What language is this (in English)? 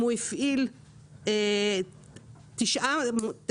Hebrew